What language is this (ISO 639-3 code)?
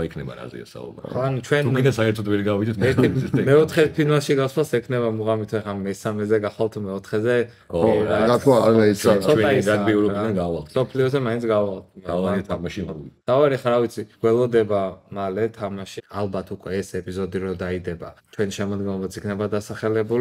ron